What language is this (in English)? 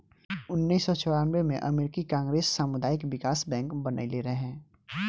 Bhojpuri